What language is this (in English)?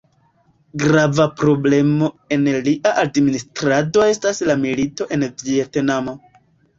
Esperanto